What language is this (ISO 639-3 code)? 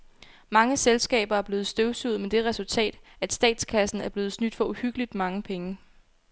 dan